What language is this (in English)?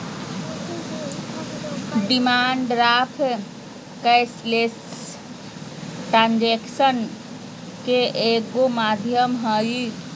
Magahi